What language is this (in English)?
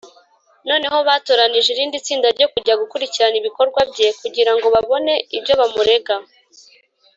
Kinyarwanda